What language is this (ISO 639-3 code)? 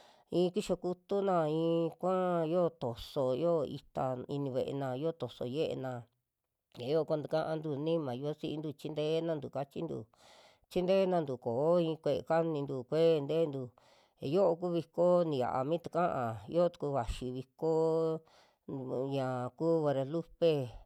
jmx